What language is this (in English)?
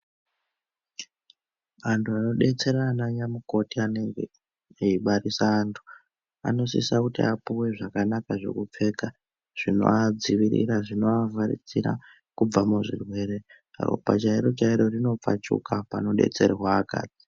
Ndau